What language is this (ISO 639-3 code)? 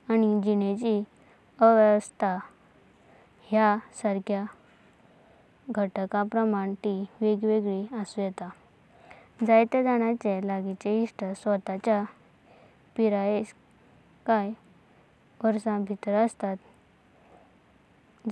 kok